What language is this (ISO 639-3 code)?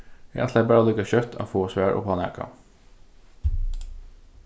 fao